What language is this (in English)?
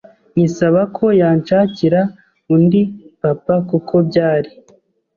Kinyarwanda